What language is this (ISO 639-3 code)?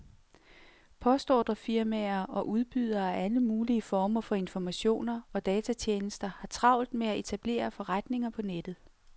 dan